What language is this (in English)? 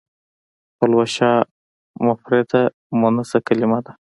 Pashto